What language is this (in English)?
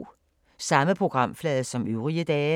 Danish